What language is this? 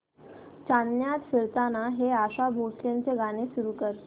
Marathi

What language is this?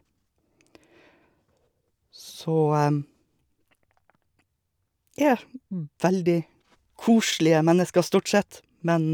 Norwegian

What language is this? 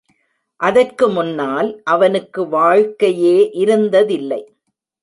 Tamil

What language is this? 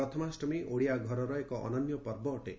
Odia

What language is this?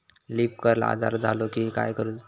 Marathi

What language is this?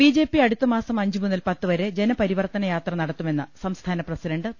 Malayalam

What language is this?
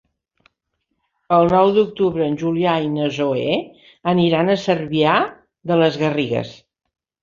Catalan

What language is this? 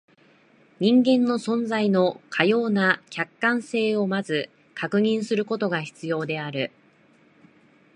Japanese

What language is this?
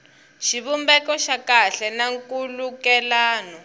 Tsonga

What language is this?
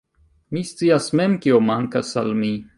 Esperanto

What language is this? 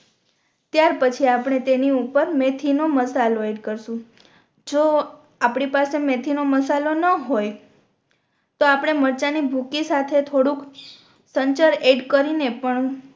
Gujarati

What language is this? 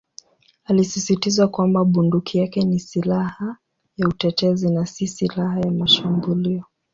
Swahili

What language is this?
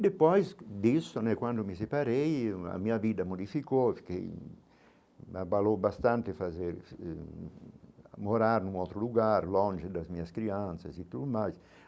Portuguese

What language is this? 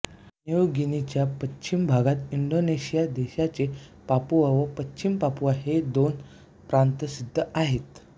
Marathi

